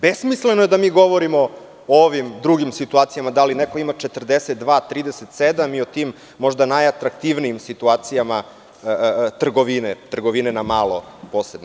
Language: Serbian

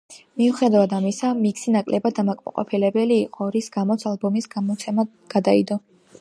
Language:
Georgian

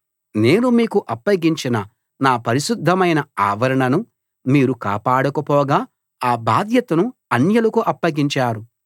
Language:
Telugu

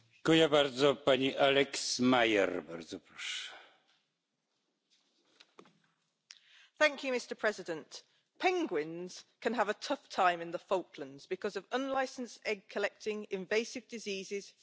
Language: English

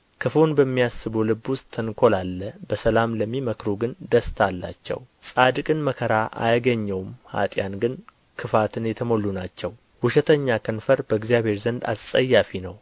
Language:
Amharic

